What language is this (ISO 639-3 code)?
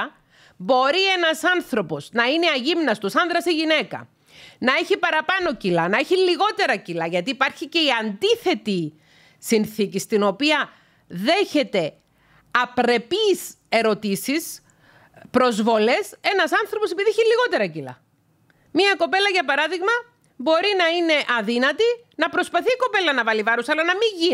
ell